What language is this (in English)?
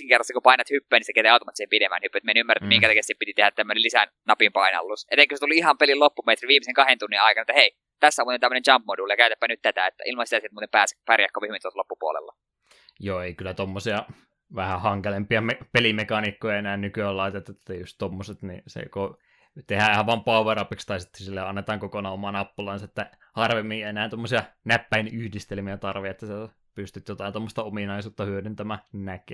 Finnish